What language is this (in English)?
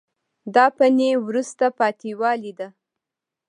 Pashto